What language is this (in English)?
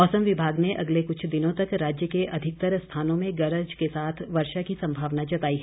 Hindi